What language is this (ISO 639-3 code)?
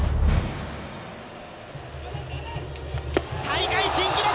jpn